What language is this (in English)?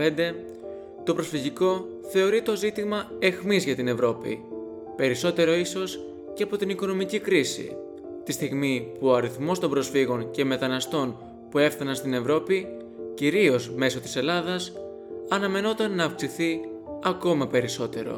Greek